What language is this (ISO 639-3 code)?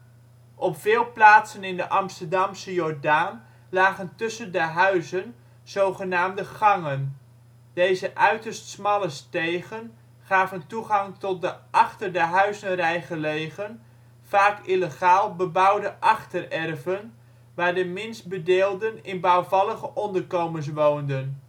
nld